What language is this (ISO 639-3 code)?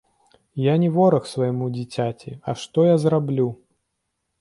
bel